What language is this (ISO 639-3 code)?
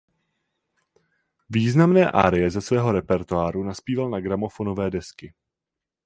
ces